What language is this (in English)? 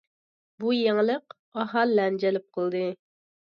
Uyghur